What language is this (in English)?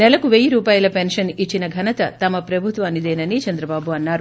Telugu